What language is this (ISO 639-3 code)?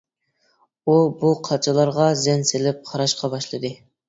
uig